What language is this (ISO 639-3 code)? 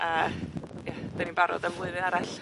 cym